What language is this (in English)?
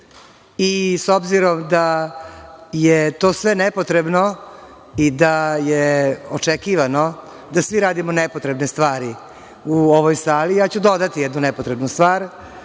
Serbian